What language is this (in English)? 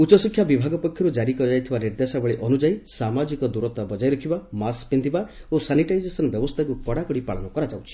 Odia